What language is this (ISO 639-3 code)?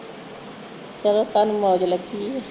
pan